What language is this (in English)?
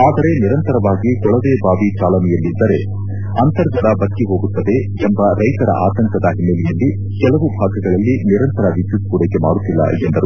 Kannada